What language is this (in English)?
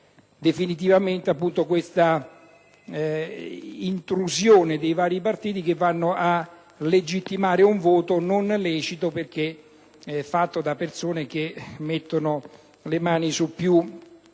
Italian